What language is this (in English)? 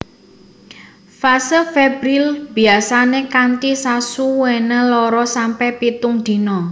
Javanese